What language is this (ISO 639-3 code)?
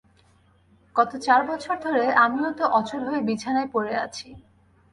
ben